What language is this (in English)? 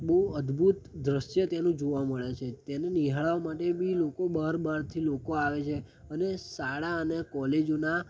Gujarati